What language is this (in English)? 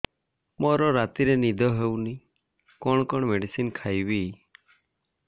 Odia